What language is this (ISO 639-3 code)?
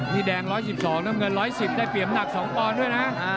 tha